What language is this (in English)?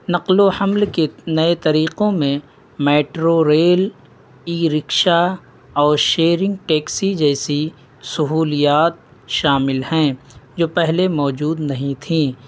Urdu